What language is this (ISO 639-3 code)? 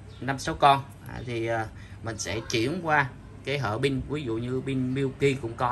vie